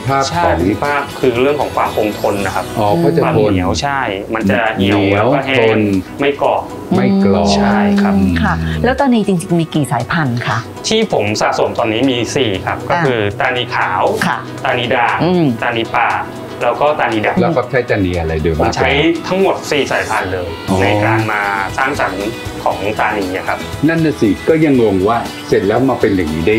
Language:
Thai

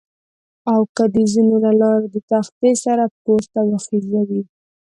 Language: Pashto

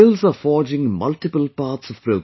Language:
English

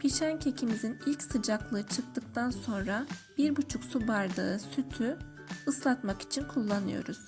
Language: Turkish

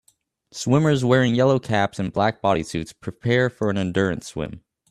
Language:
English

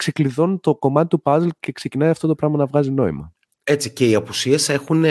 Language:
Greek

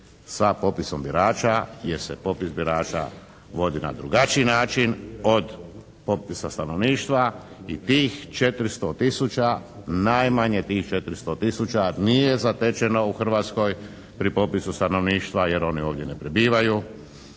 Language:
Croatian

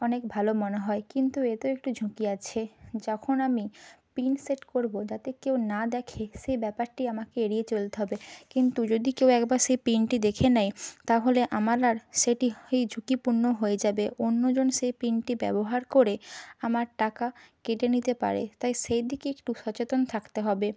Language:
Bangla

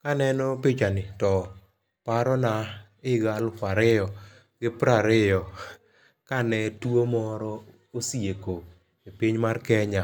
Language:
Luo (Kenya and Tanzania)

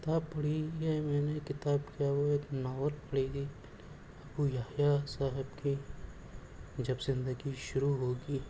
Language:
Urdu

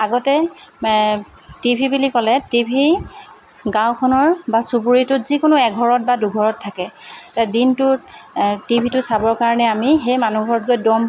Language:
Assamese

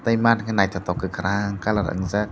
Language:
Kok Borok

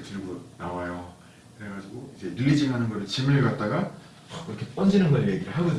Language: Korean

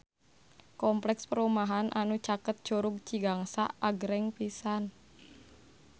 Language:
Sundanese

